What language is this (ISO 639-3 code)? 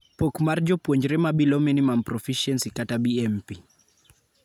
luo